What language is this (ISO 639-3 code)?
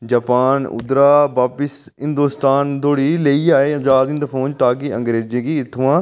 doi